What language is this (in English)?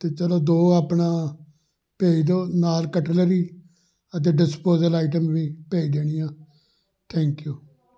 Punjabi